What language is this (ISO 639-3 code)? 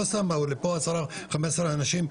heb